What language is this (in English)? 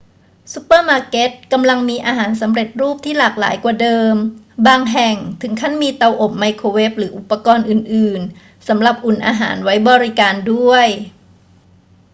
Thai